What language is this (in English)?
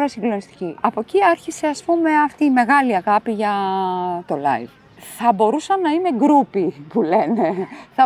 Greek